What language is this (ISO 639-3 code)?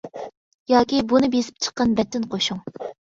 uig